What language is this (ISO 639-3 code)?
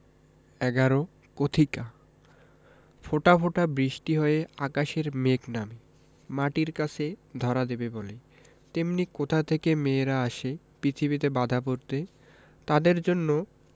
ben